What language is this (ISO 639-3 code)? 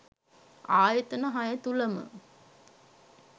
sin